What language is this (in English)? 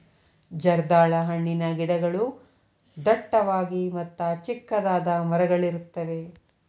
Kannada